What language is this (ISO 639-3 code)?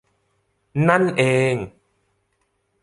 tha